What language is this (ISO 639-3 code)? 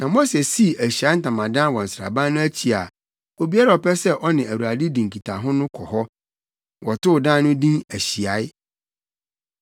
aka